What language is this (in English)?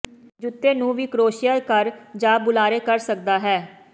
Punjabi